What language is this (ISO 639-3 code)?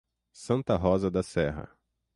por